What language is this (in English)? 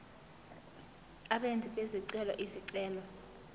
Zulu